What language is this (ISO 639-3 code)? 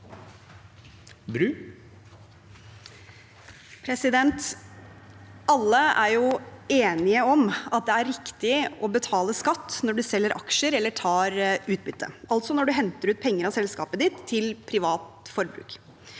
nor